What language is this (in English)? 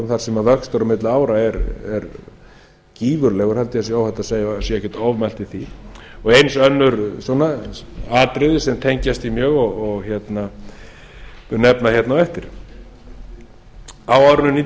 Icelandic